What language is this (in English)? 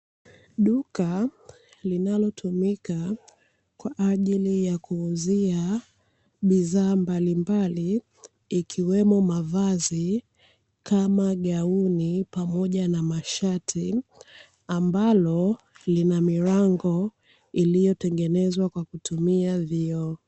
Swahili